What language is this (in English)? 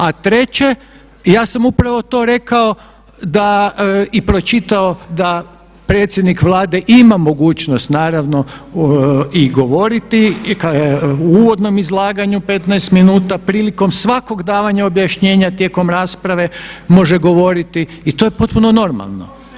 Croatian